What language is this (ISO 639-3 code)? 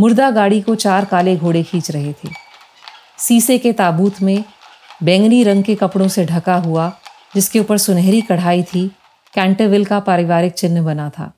hin